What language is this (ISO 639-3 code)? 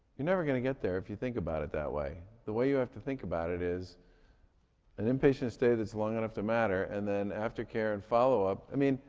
eng